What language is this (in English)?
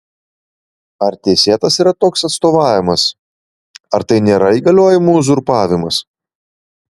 Lithuanian